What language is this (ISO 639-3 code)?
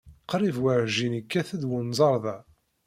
kab